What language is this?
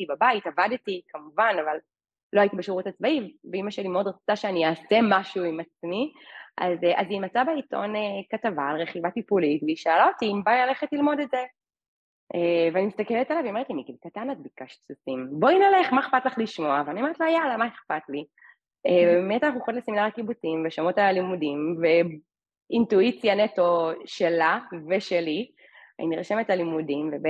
Hebrew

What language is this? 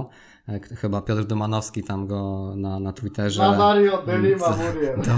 Polish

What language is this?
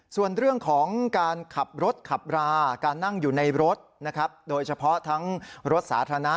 Thai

